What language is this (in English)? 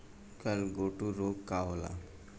Bhojpuri